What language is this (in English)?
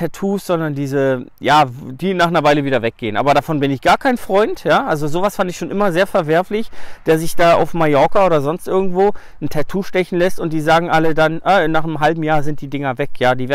German